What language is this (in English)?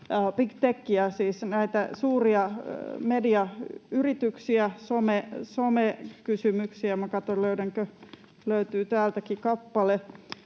Finnish